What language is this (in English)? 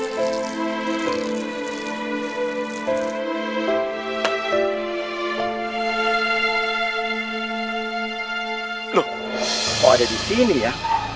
Indonesian